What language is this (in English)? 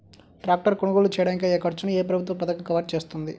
Telugu